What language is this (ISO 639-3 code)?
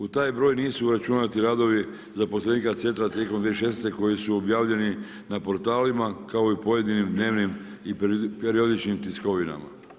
hrv